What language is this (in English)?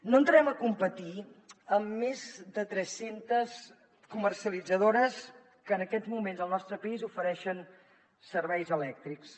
Catalan